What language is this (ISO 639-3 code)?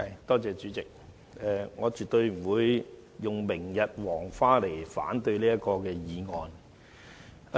yue